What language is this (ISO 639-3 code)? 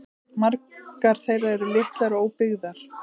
isl